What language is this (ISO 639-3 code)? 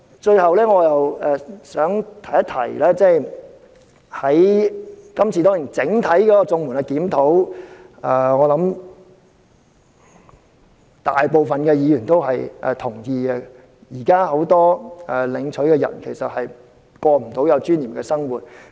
yue